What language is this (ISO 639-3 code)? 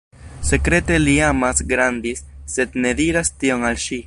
epo